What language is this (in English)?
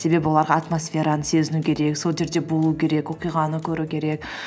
Kazakh